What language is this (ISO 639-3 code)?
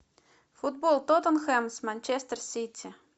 rus